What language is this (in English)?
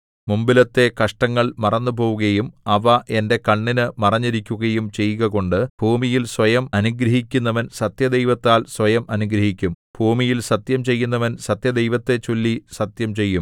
Malayalam